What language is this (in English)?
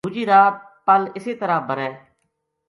Gujari